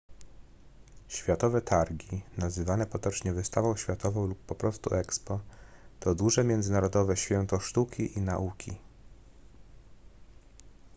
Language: Polish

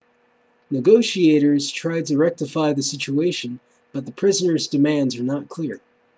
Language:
English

